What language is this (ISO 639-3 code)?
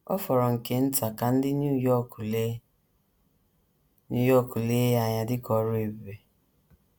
ibo